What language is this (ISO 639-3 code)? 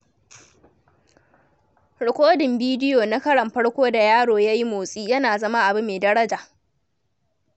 hau